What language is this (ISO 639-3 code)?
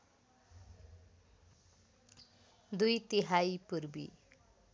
nep